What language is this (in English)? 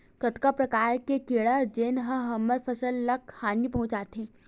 Chhattisgarhi